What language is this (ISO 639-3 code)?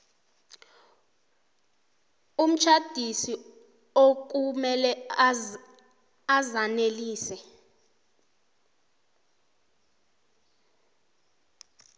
nbl